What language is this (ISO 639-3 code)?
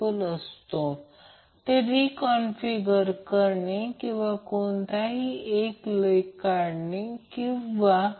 mar